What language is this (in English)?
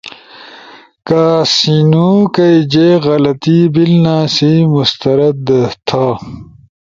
Ushojo